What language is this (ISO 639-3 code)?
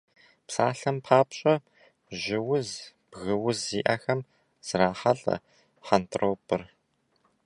kbd